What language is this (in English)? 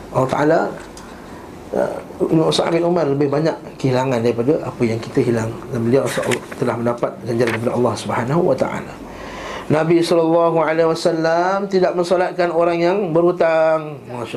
Malay